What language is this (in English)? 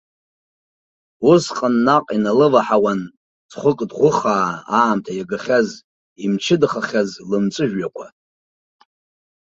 Abkhazian